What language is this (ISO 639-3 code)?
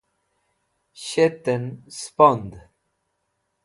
wbl